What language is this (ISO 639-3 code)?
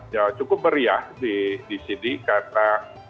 ind